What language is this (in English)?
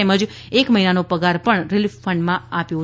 Gujarati